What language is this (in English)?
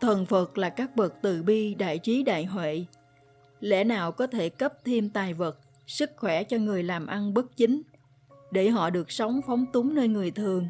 Vietnamese